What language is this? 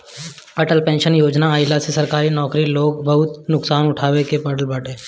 Bhojpuri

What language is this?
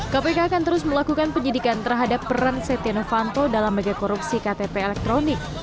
Indonesian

